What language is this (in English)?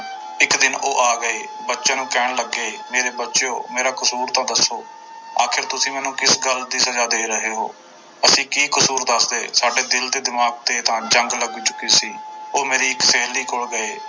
Punjabi